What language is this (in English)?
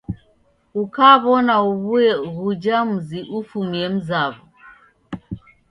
Taita